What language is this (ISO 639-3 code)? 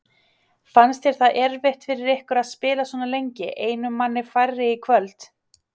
isl